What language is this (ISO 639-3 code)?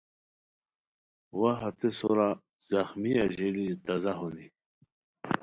khw